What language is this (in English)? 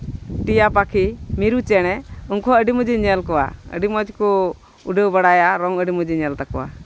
Santali